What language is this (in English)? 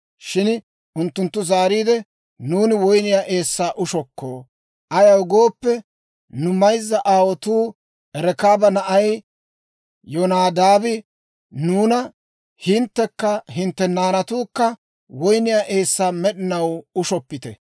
Dawro